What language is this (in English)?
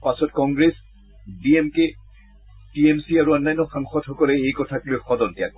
Assamese